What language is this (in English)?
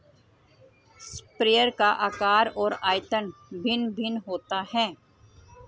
Hindi